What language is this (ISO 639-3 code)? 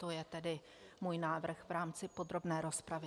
ces